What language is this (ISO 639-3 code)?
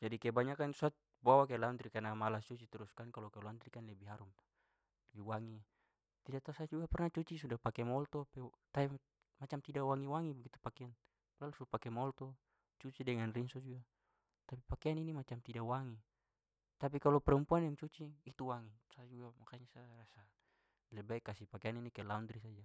pmy